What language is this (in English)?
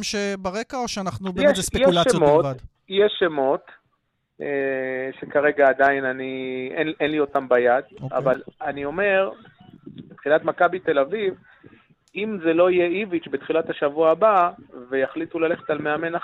Hebrew